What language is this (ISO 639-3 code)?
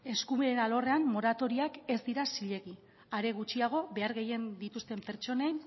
eus